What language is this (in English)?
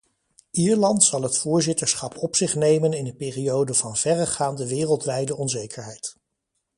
Dutch